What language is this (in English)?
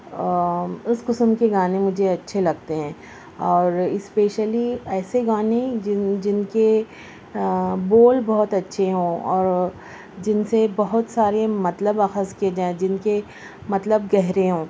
Urdu